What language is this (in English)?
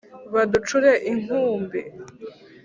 Kinyarwanda